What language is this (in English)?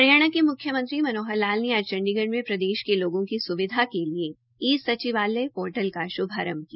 Hindi